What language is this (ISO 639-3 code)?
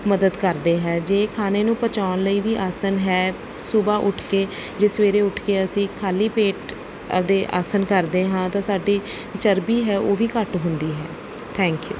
pan